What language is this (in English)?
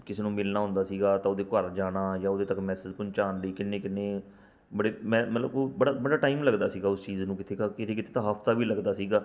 Punjabi